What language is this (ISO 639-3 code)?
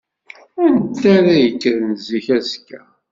kab